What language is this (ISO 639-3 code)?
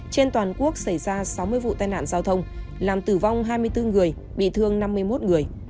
vie